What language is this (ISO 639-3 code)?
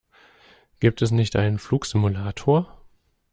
deu